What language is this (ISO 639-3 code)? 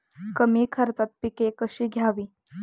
mar